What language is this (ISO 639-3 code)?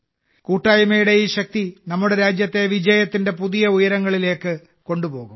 mal